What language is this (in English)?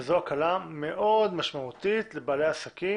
Hebrew